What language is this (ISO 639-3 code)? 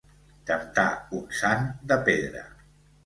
cat